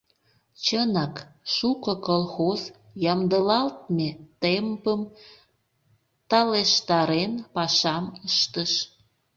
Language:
Mari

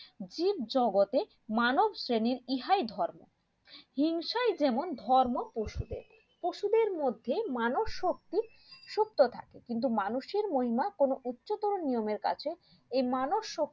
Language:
Bangla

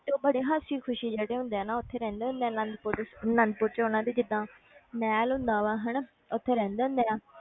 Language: Punjabi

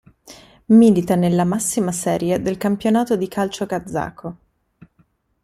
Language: Italian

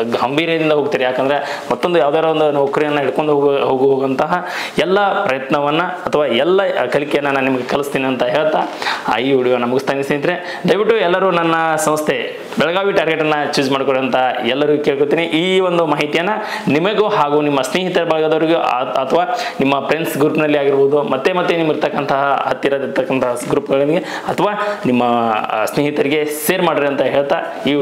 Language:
Kannada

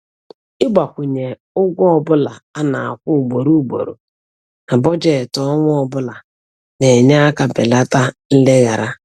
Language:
Igbo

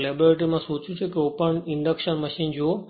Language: Gujarati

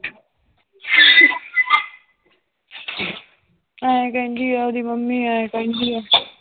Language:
Punjabi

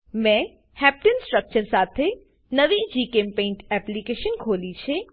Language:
Gujarati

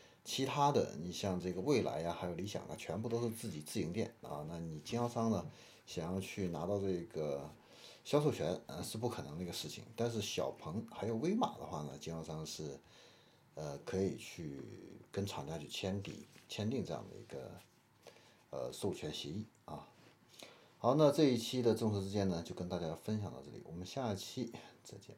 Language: Chinese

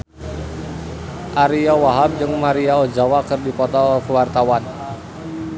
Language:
Sundanese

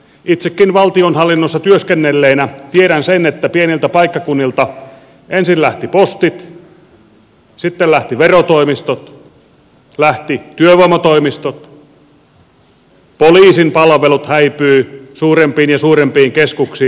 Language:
Finnish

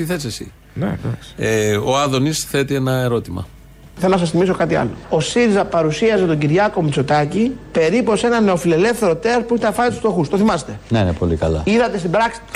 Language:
Greek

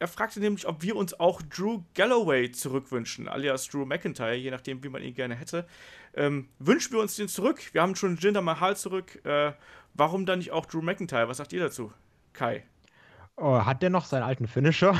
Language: German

